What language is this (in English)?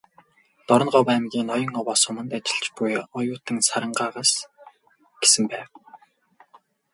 Mongolian